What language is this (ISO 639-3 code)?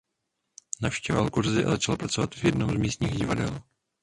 ces